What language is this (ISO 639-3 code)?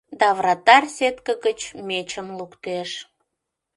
chm